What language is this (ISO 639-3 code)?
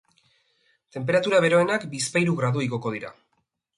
eus